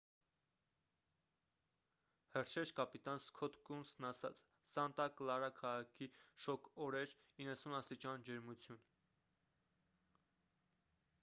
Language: Armenian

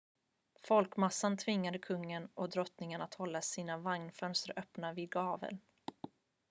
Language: Swedish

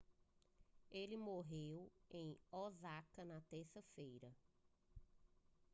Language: Portuguese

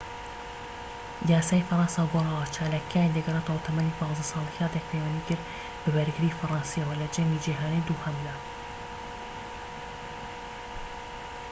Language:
Central Kurdish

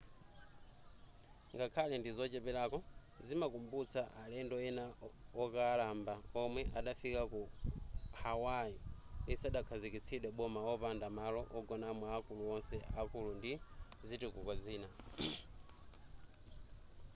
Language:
Nyanja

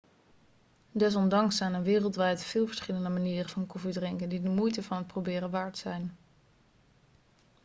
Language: Dutch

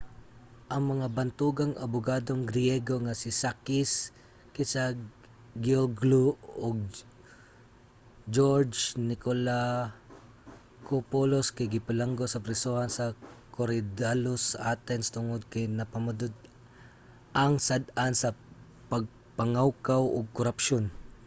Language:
Cebuano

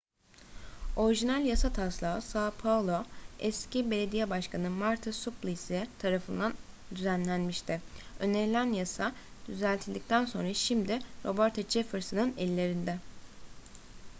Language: Turkish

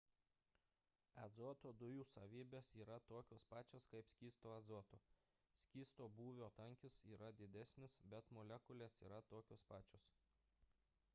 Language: Lithuanian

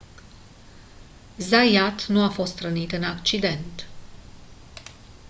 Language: Romanian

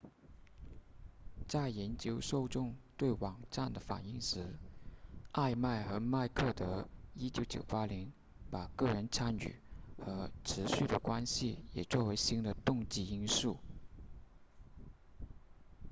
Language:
Chinese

